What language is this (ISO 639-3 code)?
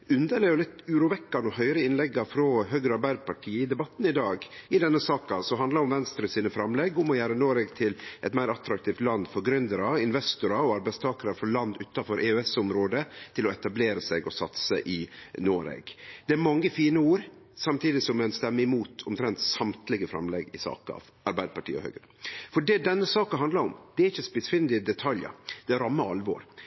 nno